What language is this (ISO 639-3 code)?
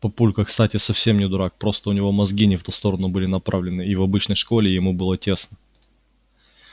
rus